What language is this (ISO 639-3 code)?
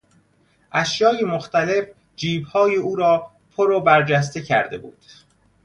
fas